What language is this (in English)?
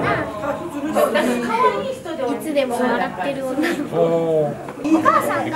Japanese